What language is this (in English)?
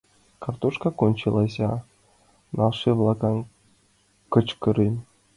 Mari